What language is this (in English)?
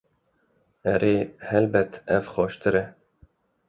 Kurdish